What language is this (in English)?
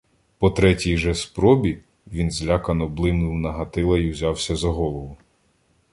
Ukrainian